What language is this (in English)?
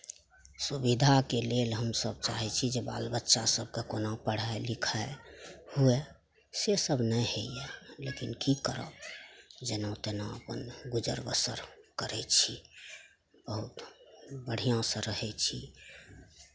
Maithili